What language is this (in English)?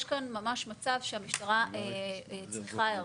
Hebrew